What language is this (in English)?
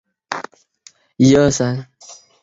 Chinese